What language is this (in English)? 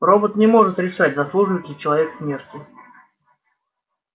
Russian